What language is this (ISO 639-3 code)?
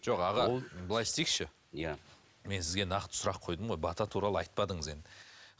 kaz